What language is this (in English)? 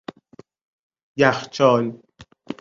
Persian